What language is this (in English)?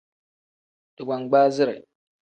Tem